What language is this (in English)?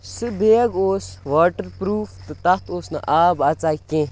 Kashmiri